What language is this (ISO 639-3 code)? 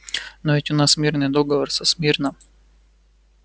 rus